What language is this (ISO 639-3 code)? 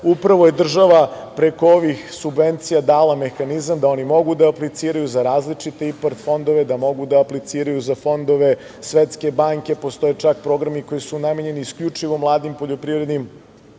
srp